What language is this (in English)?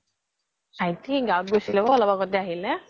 Assamese